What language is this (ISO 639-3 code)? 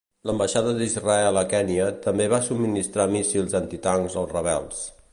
cat